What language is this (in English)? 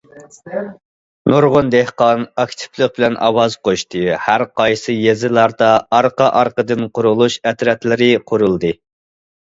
Uyghur